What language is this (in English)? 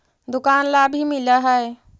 Magahi